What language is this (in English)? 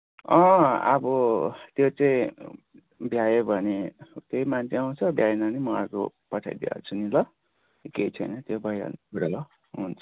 Nepali